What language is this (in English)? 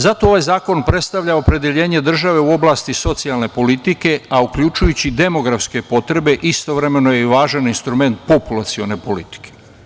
Serbian